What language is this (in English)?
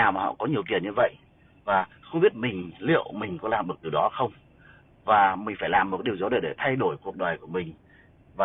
Vietnamese